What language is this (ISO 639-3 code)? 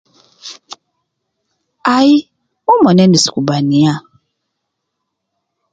kcn